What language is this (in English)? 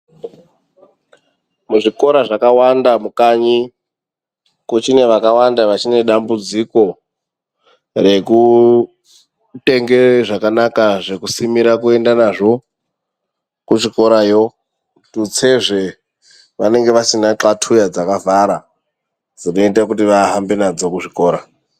Ndau